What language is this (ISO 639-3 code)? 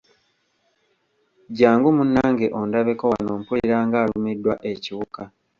lug